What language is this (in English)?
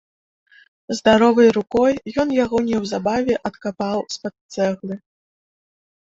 Belarusian